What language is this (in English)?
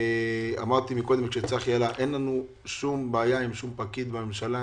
Hebrew